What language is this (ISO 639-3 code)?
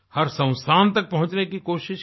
hin